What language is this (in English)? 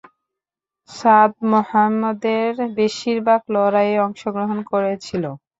Bangla